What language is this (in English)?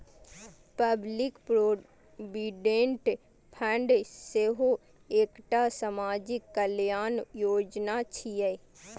Maithili